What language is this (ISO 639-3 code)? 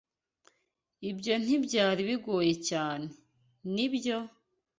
kin